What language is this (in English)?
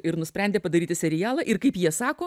Lithuanian